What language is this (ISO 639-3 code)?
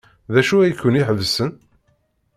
kab